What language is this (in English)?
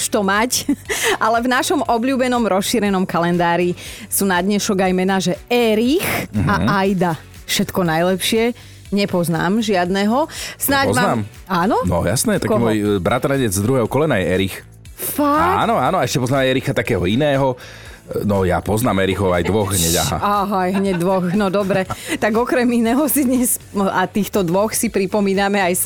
Slovak